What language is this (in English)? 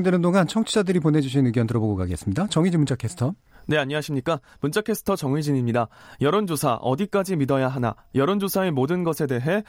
Korean